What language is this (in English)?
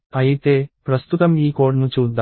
Telugu